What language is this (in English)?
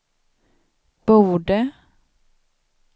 Swedish